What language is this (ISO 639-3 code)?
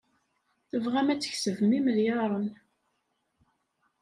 kab